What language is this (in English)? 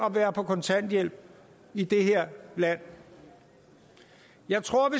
Danish